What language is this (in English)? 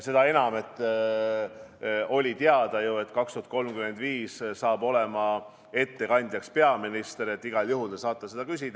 Estonian